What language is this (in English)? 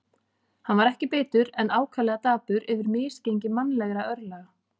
Icelandic